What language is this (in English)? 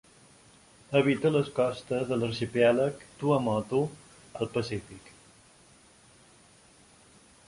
Catalan